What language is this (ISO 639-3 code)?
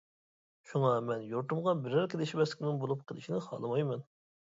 uig